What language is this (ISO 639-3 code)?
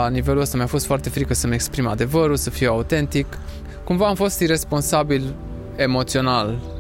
ron